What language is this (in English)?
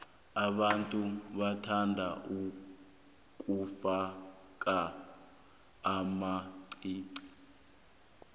South Ndebele